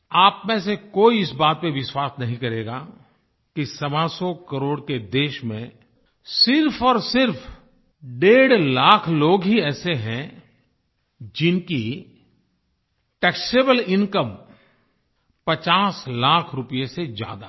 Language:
Hindi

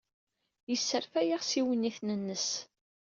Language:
Kabyle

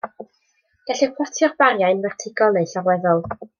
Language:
Welsh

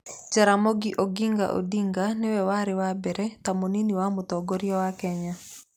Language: Kikuyu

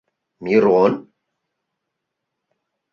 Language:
Mari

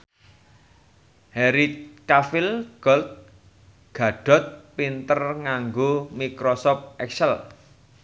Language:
Javanese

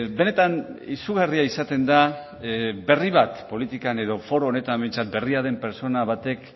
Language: Basque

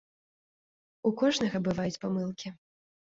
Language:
Belarusian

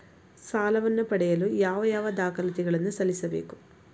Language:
Kannada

